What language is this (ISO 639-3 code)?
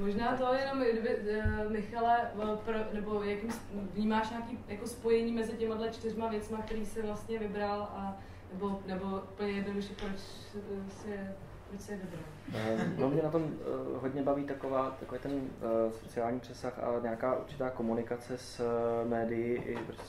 ces